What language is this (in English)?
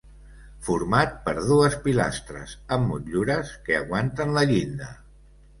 Catalan